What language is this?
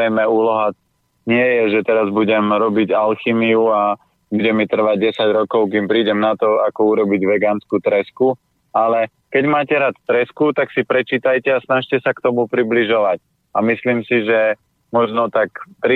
Slovak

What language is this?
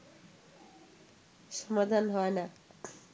Bangla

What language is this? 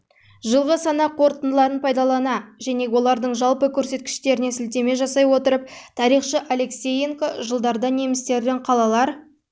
Kazakh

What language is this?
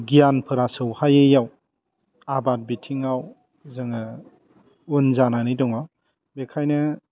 Bodo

